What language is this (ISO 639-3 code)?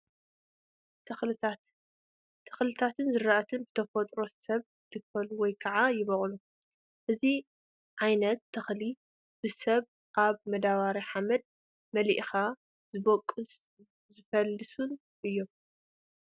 tir